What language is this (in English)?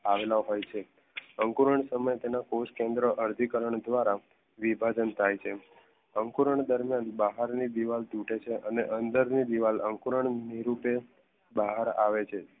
Gujarati